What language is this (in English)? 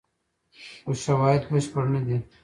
Pashto